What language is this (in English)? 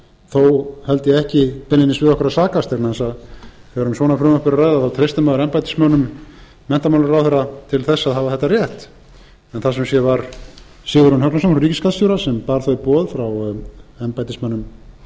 Icelandic